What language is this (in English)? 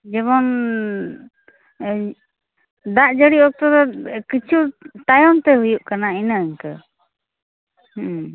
Santali